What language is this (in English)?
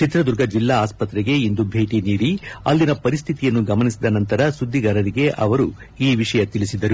Kannada